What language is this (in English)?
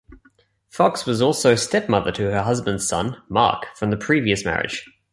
English